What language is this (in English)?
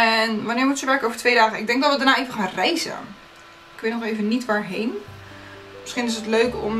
Dutch